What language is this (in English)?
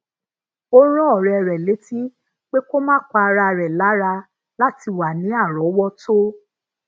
Yoruba